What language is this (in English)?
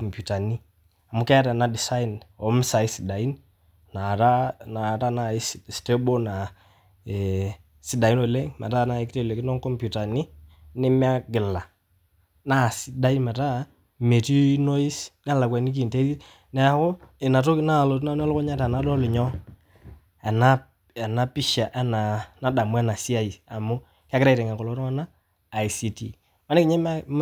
Masai